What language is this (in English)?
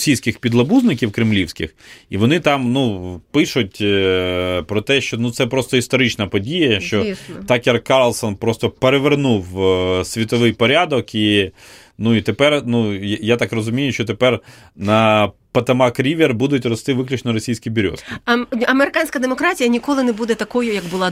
Ukrainian